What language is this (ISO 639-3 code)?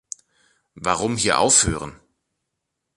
deu